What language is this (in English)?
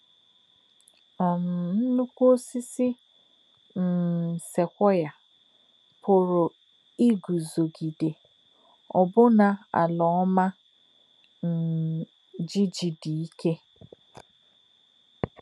Igbo